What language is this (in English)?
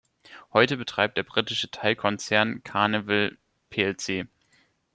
German